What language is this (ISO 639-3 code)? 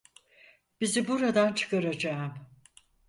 tur